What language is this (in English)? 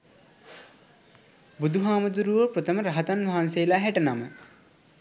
Sinhala